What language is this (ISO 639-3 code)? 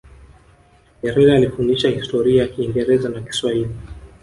swa